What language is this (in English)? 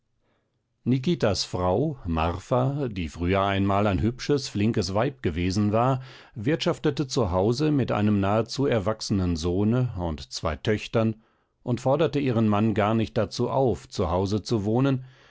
German